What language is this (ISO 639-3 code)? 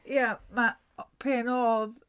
cym